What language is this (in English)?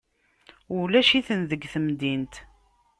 Kabyle